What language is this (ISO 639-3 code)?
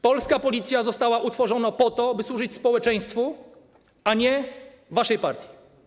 pol